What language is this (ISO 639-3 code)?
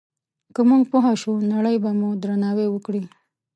pus